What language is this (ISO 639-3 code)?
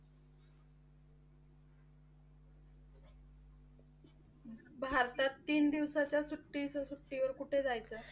mar